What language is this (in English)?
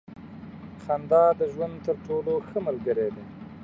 Pashto